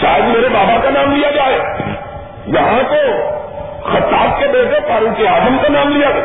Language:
Urdu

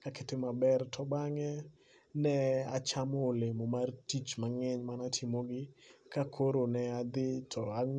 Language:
Luo (Kenya and Tanzania)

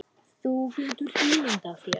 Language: Icelandic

